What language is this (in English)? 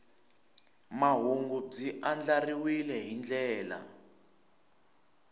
Tsonga